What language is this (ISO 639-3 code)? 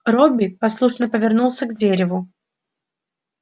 rus